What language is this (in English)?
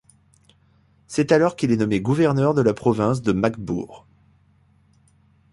French